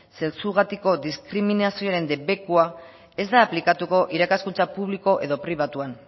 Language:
Basque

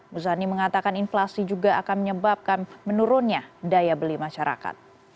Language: Indonesian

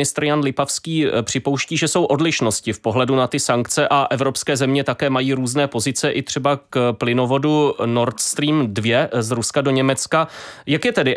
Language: Czech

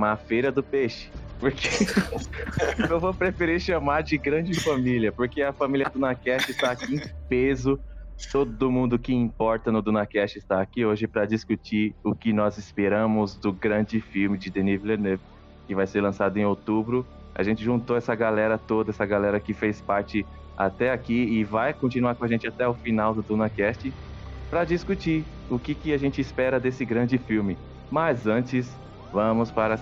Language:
Portuguese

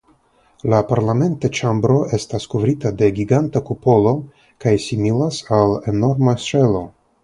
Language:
Esperanto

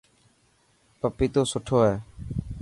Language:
Dhatki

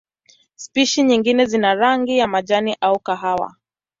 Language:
Swahili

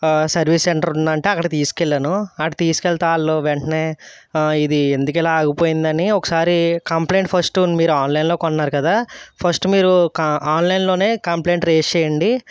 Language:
Telugu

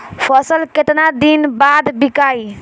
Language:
Bhojpuri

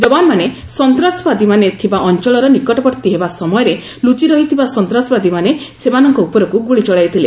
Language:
Odia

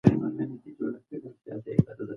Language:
Pashto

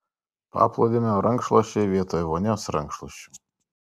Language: Lithuanian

